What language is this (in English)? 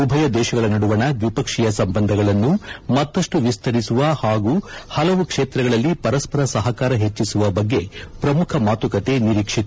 Kannada